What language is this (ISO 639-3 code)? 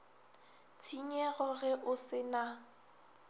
nso